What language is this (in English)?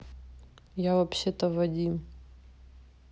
Russian